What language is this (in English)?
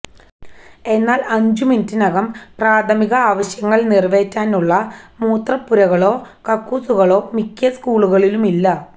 Malayalam